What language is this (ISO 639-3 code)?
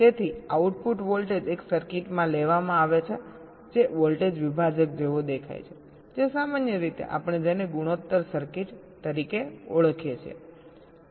guj